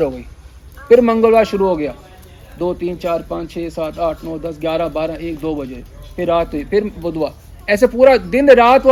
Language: Hindi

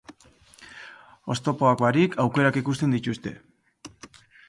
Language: Basque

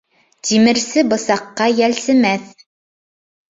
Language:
Bashkir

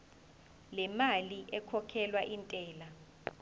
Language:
Zulu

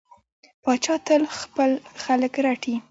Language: Pashto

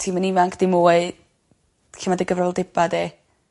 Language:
Welsh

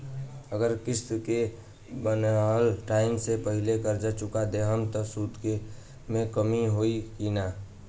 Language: Bhojpuri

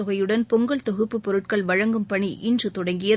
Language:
Tamil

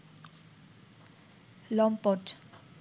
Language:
Bangla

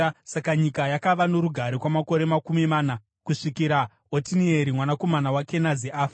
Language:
Shona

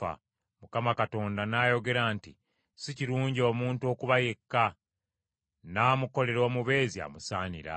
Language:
Ganda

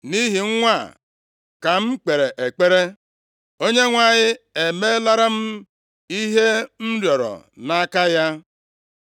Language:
Igbo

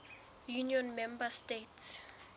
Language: Southern Sotho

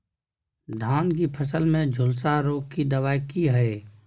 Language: Maithili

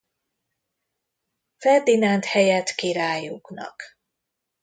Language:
Hungarian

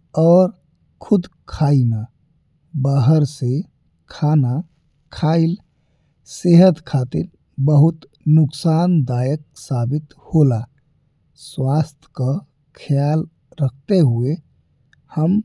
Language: Bhojpuri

